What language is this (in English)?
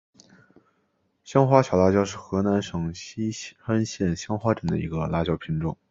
Chinese